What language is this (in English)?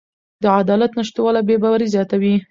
Pashto